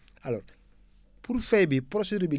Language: Wolof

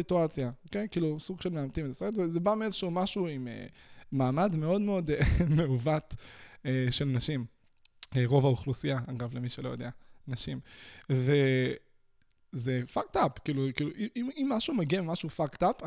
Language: Hebrew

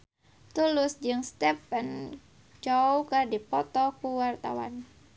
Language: Sundanese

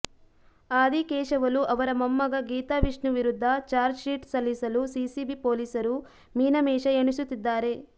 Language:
Kannada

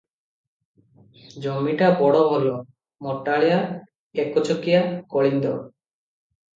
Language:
Odia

